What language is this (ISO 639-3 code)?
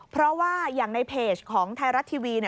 tha